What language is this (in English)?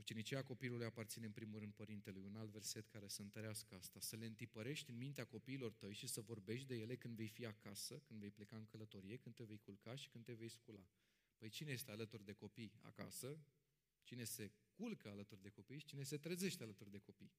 Romanian